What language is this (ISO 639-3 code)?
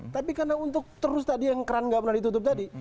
ind